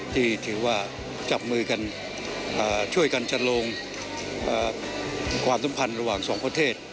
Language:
Thai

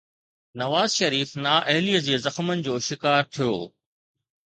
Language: Sindhi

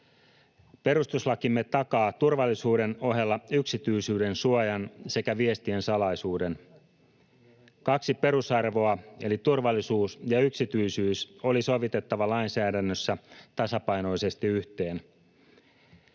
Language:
Finnish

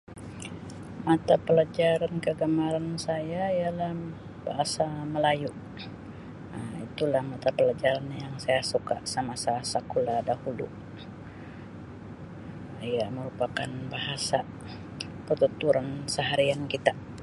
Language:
Sabah Malay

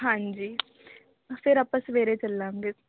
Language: Punjabi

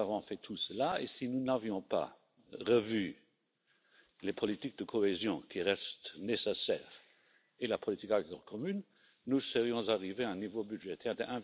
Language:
French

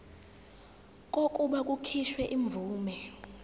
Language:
Zulu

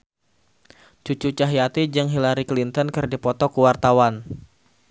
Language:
Sundanese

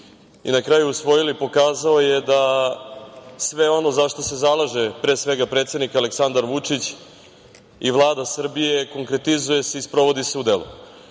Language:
Serbian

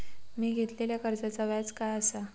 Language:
Marathi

